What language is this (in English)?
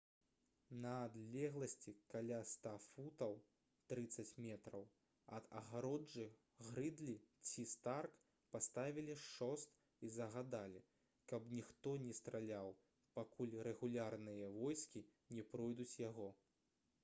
Belarusian